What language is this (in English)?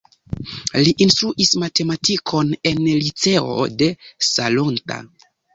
Esperanto